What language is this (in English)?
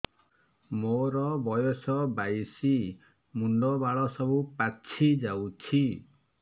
Odia